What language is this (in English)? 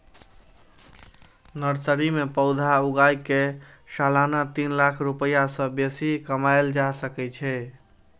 Maithili